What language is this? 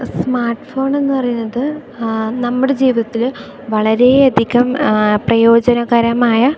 Malayalam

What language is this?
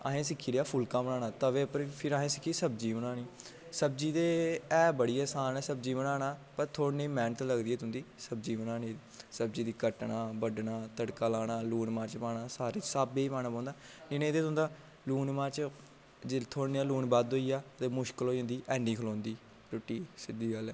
Dogri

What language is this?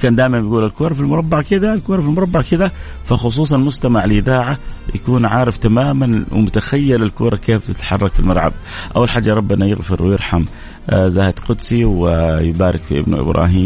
Arabic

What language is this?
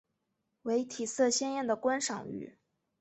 Chinese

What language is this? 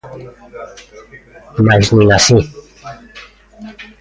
Galician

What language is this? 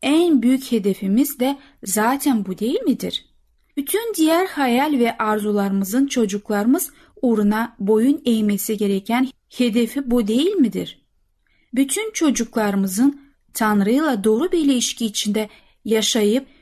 Turkish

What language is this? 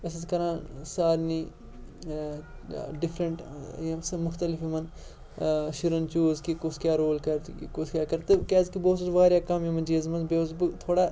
Kashmiri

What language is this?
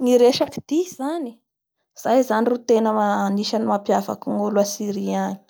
Bara Malagasy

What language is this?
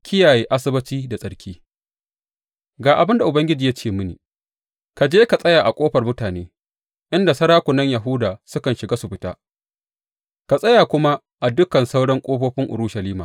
Hausa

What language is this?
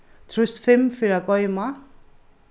Faroese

